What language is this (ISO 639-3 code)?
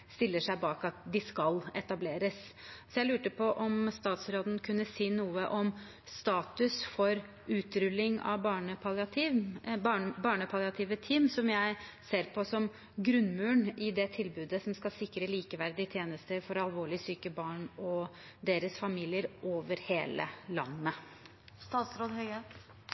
nob